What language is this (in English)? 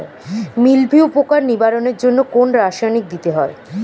Bangla